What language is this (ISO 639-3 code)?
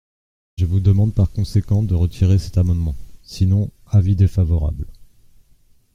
fra